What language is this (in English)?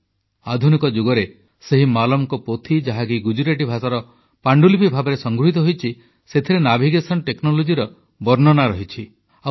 Odia